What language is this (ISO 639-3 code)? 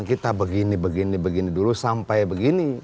ind